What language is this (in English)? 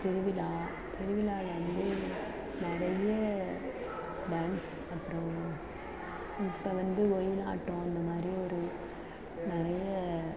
Tamil